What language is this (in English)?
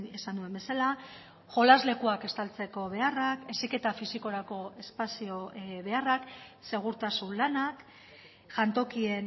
Basque